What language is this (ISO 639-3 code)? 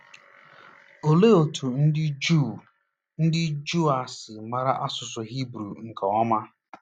ibo